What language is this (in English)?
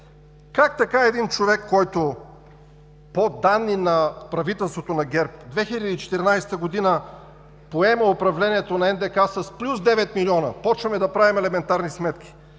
Bulgarian